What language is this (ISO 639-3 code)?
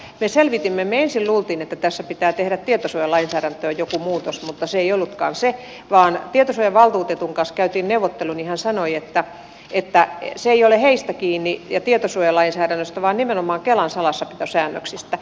fin